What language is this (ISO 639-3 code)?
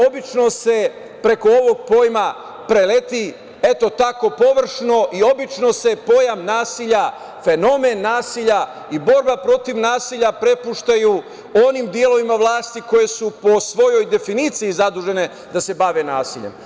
srp